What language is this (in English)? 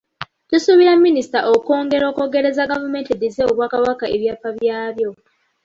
Ganda